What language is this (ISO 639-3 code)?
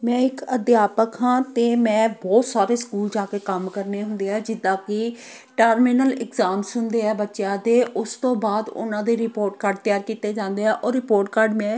pan